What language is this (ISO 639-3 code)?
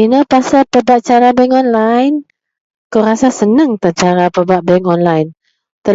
mel